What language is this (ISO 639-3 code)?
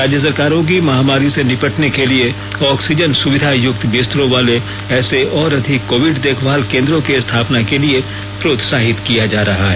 hin